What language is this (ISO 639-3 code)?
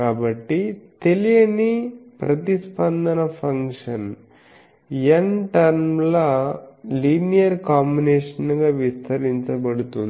tel